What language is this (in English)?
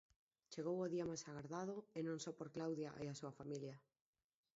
Galician